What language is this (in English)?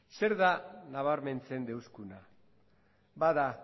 Basque